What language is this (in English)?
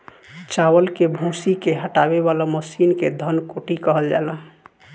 Bhojpuri